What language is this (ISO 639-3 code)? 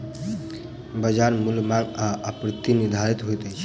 mai